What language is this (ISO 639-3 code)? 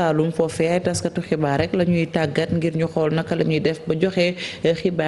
fra